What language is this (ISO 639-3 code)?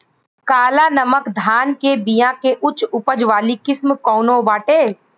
bho